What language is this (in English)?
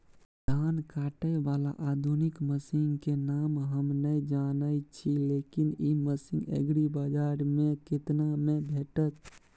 Maithili